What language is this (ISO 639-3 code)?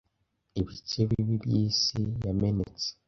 kin